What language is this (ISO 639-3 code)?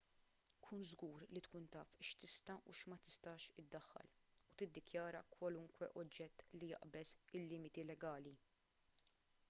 mlt